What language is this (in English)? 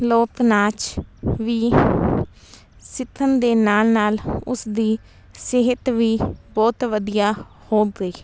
Punjabi